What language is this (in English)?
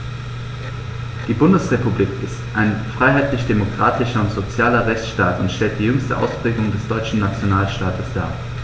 German